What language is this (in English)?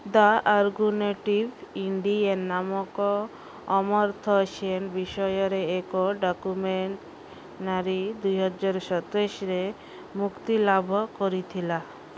Odia